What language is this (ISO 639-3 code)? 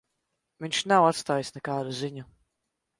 lav